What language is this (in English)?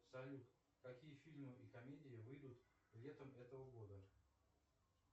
Russian